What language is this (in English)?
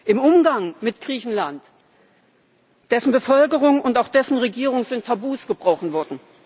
German